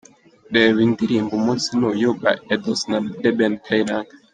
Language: Kinyarwanda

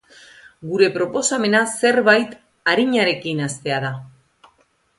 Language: Basque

